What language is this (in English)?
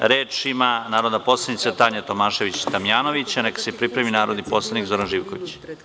Serbian